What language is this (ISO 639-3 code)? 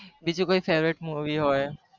guj